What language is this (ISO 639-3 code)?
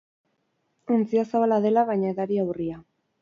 eus